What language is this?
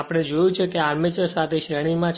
Gujarati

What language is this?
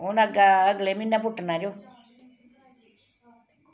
Dogri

